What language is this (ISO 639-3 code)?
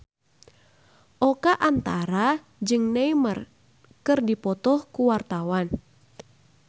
sun